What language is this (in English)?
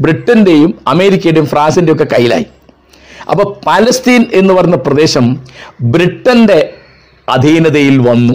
Malayalam